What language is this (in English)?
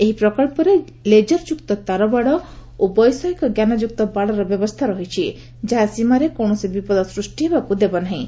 Odia